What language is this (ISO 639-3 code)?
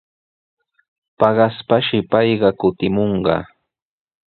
qws